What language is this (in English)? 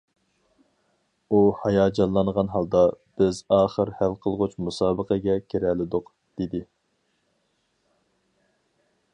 Uyghur